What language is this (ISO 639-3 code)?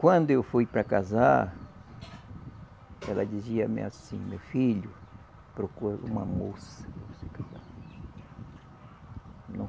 por